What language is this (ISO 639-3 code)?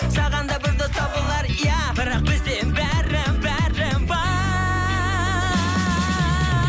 kaz